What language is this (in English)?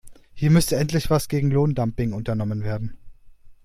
German